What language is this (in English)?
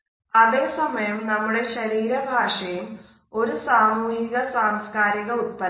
Malayalam